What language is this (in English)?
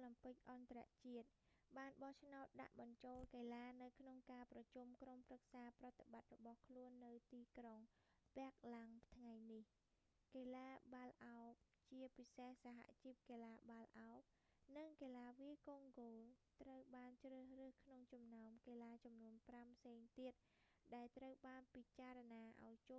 Khmer